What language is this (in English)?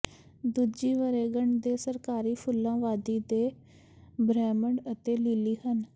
Punjabi